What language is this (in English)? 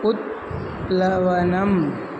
Sanskrit